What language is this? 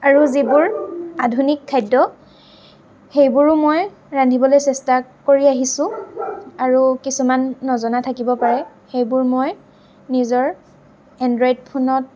Assamese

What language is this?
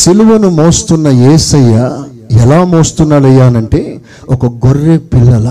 Telugu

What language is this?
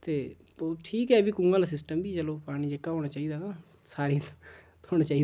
Dogri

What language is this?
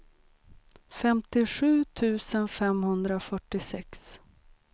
Swedish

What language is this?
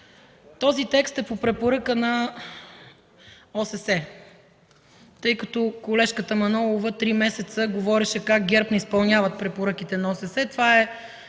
Bulgarian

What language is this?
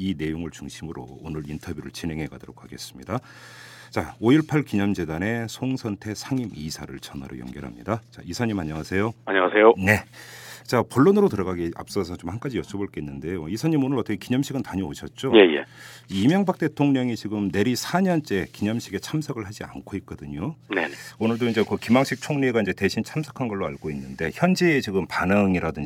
Korean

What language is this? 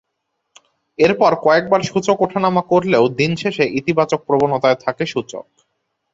Bangla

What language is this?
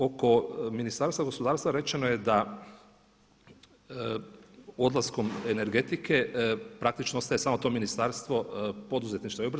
Croatian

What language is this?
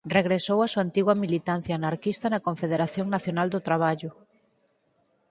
Galician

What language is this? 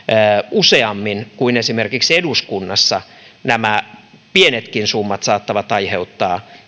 Finnish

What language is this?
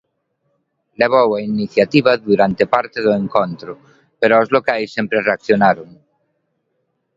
Galician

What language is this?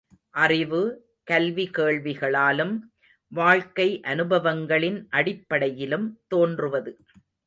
Tamil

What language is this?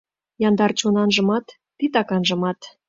Mari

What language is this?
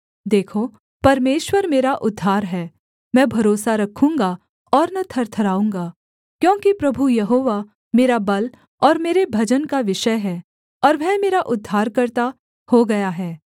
Hindi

